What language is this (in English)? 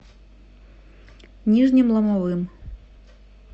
Russian